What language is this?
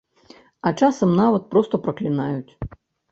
Belarusian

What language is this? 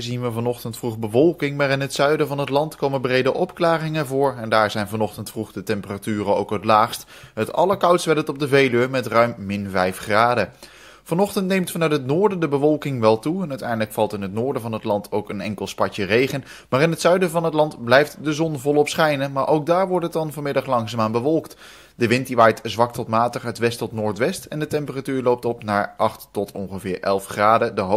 Dutch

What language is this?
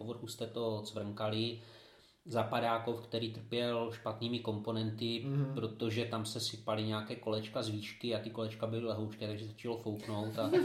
Czech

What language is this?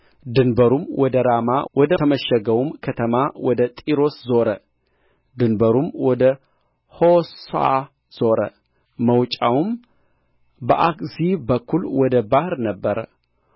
Amharic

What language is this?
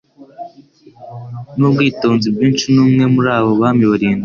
Kinyarwanda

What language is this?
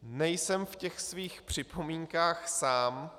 Czech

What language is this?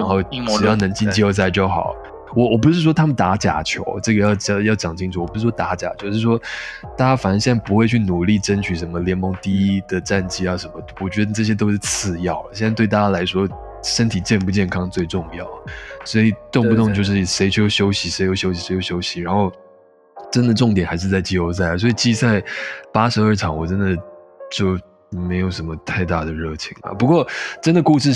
Chinese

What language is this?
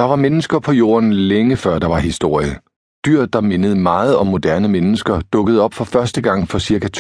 Danish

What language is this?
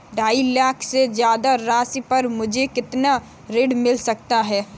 Hindi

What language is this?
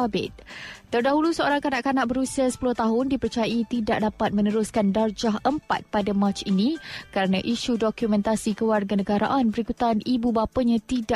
Malay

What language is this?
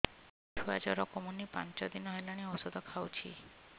Odia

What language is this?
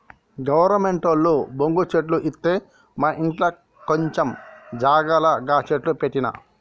Telugu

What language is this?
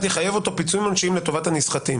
Hebrew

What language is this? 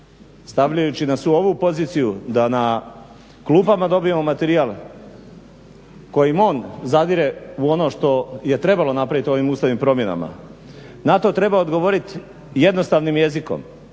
Croatian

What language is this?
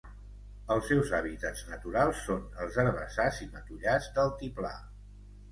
Catalan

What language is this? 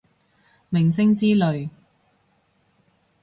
Cantonese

